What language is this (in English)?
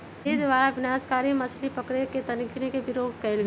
Magahi